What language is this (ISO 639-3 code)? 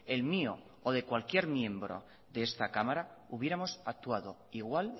spa